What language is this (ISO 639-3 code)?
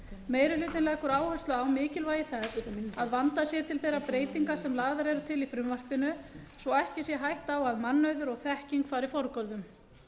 isl